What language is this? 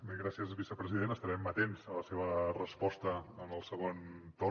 Catalan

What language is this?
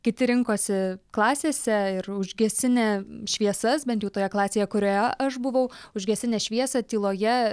Lithuanian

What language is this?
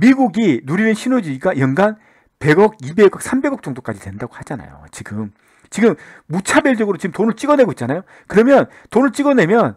Korean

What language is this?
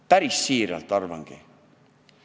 Estonian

